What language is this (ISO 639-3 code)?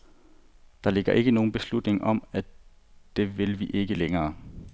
dan